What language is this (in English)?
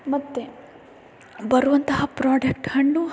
Kannada